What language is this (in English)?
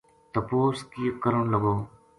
Gujari